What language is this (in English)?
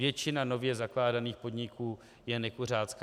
Czech